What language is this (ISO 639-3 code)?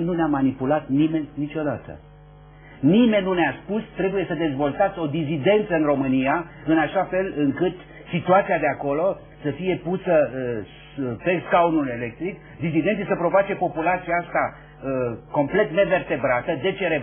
ron